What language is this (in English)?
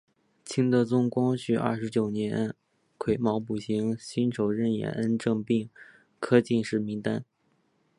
Chinese